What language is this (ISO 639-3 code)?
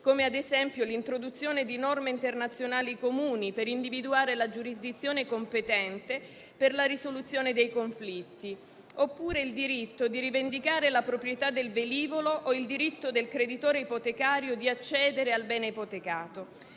ita